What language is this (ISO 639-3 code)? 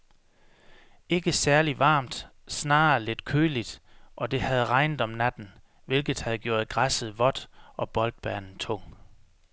dan